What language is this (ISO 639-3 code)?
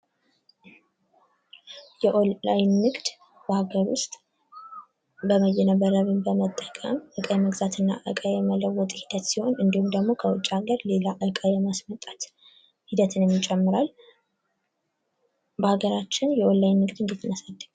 amh